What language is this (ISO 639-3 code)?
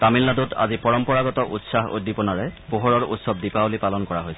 asm